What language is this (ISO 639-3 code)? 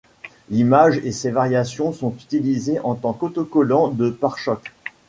fra